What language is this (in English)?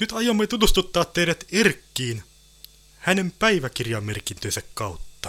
Finnish